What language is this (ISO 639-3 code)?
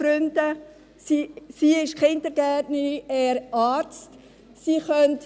gsw